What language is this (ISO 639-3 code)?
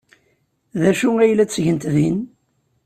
kab